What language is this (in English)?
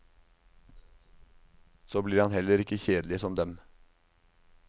Norwegian